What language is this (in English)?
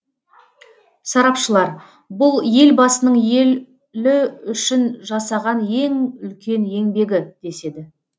Kazakh